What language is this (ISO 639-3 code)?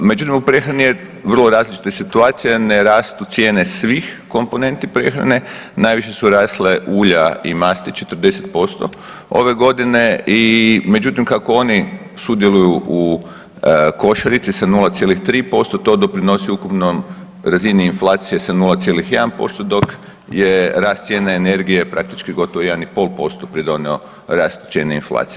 hrv